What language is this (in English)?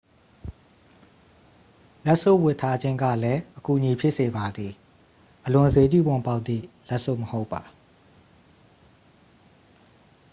Burmese